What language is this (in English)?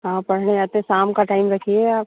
Hindi